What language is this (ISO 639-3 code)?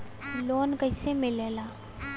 bho